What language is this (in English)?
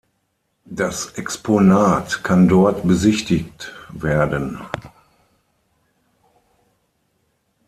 German